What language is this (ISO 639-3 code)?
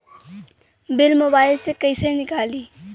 bho